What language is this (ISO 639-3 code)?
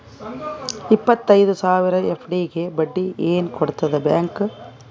kan